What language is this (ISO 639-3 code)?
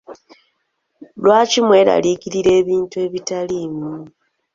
lug